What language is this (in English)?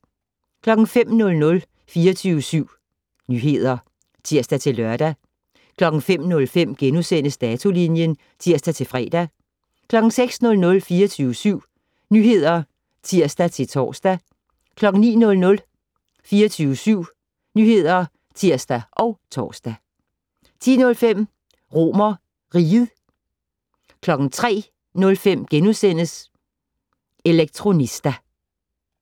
Danish